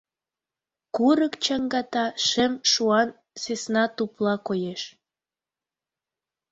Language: Mari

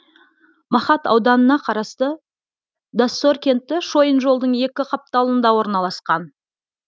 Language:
Kazakh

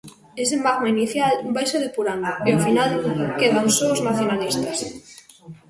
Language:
Galician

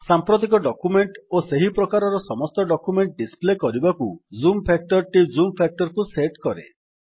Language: Odia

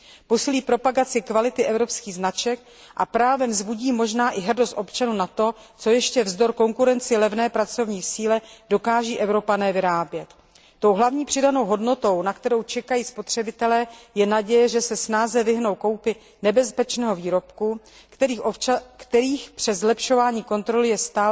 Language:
Czech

